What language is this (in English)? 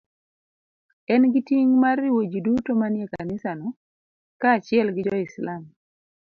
Luo (Kenya and Tanzania)